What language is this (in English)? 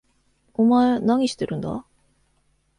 Japanese